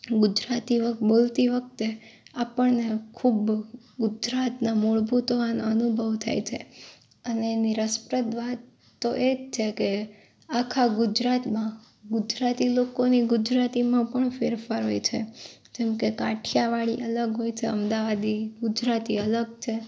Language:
Gujarati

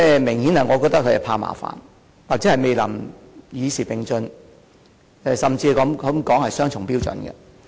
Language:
Cantonese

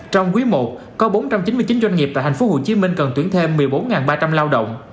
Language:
Vietnamese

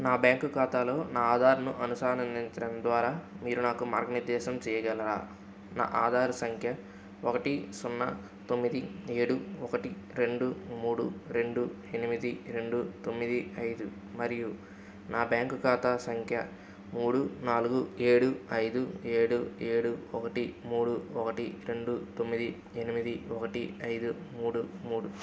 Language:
Telugu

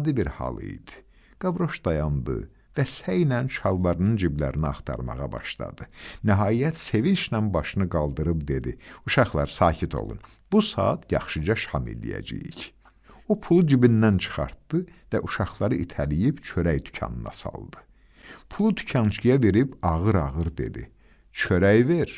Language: Turkish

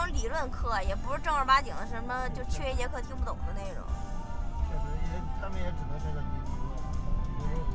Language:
Chinese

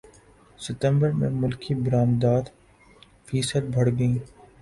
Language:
Urdu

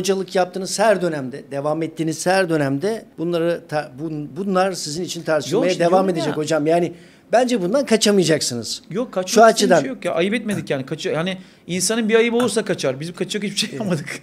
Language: Turkish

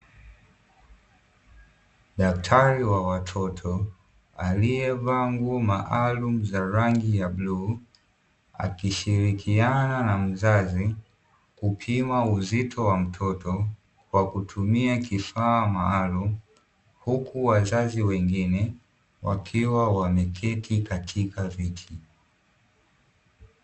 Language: Swahili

